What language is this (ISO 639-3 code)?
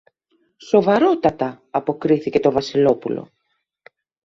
ell